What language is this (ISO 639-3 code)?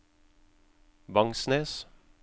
nor